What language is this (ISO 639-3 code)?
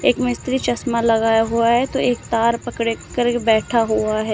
hin